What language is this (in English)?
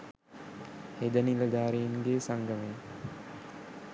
Sinhala